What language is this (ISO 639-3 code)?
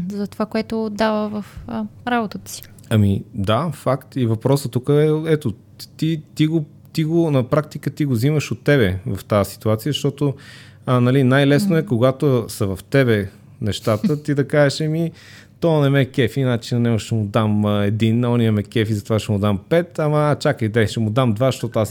bul